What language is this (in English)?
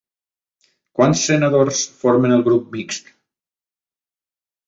Catalan